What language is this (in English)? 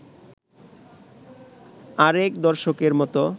Bangla